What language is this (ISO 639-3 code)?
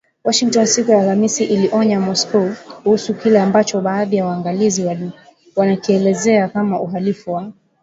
swa